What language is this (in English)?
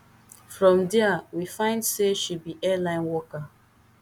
Nigerian Pidgin